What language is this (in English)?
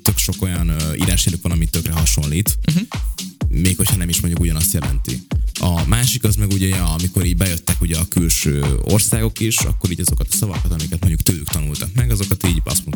Hungarian